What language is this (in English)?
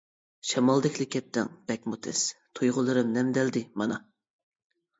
Uyghur